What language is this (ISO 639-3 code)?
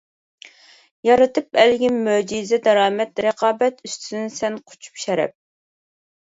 uig